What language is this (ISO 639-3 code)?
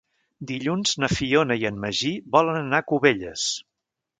cat